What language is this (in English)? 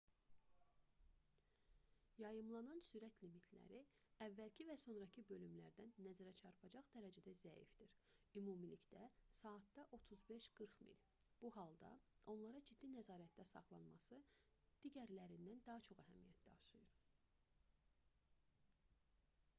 Azerbaijani